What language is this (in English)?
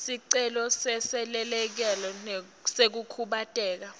Swati